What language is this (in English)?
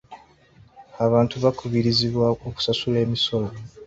Ganda